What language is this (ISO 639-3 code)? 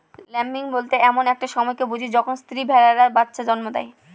ben